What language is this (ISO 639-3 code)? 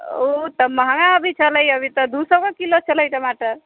mai